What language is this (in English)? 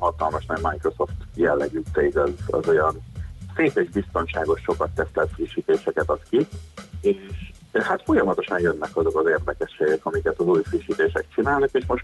Hungarian